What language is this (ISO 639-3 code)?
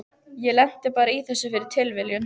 isl